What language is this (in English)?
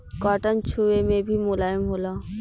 Bhojpuri